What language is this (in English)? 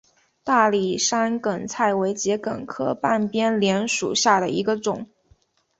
Chinese